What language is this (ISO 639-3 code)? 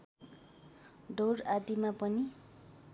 nep